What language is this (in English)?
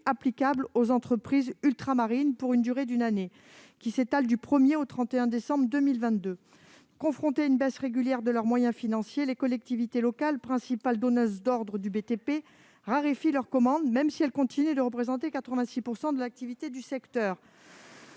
French